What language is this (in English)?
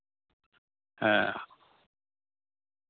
Santali